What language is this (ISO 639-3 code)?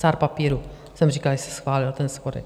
ces